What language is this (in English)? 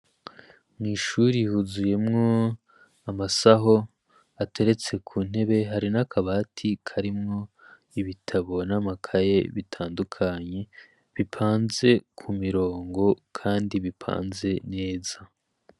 Rundi